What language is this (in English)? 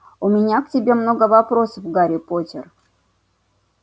Russian